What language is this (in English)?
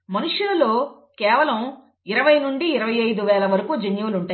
Telugu